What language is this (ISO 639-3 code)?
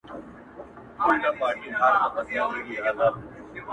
pus